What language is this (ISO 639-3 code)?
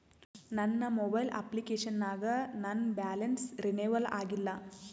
kan